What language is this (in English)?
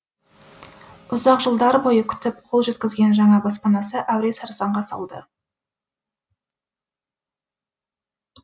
Kazakh